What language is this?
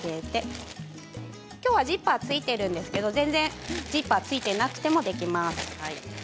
Japanese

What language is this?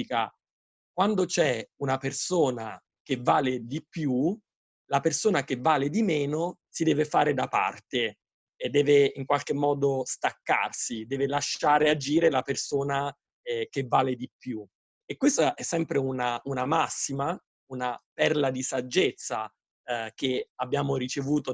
Italian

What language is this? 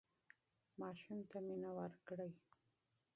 Pashto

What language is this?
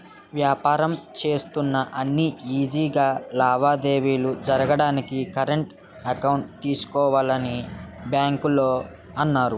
Telugu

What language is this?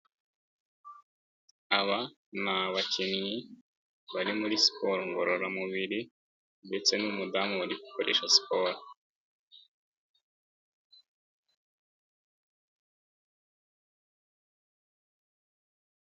Kinyarwanda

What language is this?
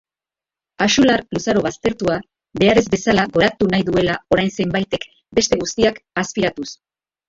Basque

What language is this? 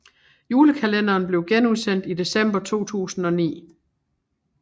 Danish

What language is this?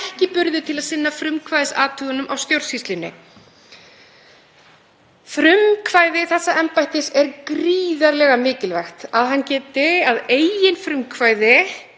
Icelandic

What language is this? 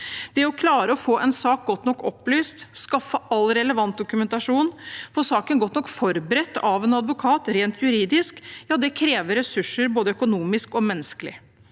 Norwegian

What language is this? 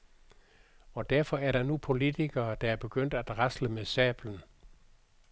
Danish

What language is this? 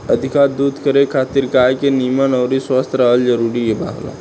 Bhojpuri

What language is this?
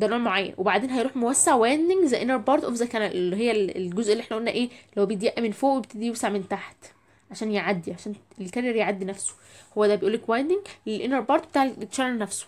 Arabic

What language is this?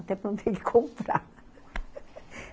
Portuguese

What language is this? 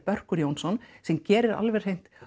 Icelandic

